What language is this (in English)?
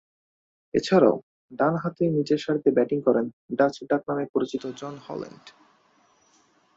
Bangla